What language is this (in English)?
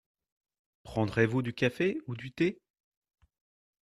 French